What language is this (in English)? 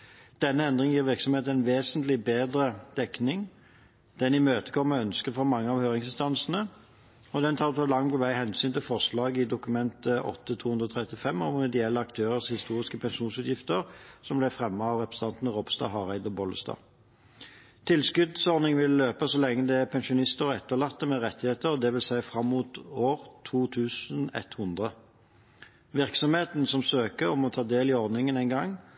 Norwegian Bokmål